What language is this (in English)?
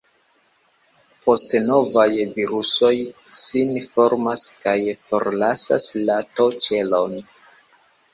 Esperanto